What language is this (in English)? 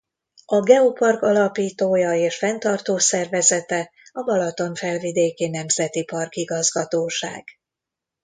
Hungarian